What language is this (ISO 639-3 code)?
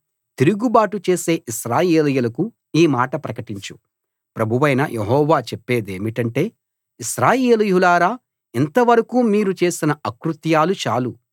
tel